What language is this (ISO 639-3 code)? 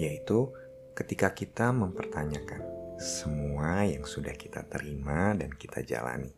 ind